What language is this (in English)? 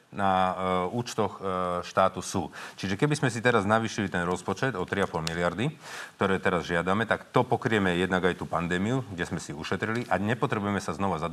Slovak